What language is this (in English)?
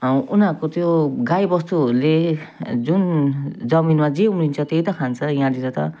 Nepali